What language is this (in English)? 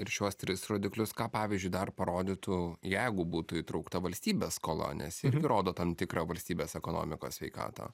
Lithuanian